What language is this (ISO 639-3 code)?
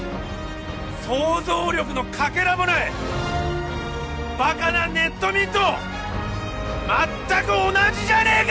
jpn